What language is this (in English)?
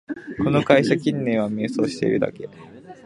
Japanese